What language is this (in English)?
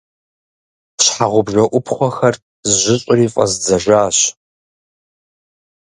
Kabardian